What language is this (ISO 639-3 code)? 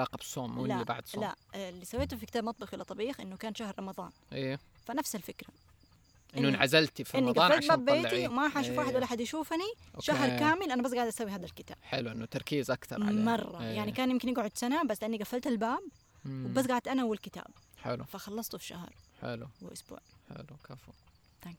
ara